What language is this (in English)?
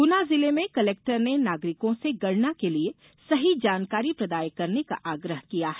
Hindi